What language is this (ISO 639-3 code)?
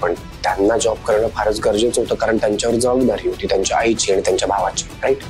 mar